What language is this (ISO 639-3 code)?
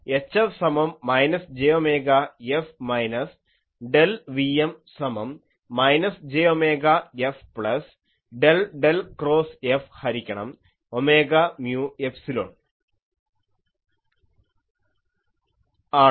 mal